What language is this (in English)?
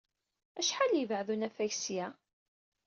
Kabyle